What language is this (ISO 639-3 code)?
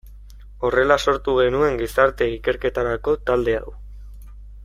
eus